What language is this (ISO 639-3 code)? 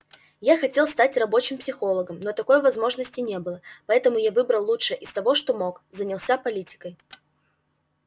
rus